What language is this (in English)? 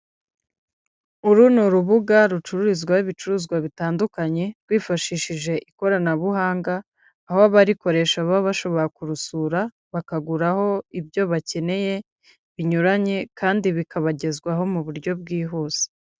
Kinyarwanda